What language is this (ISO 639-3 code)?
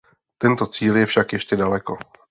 ces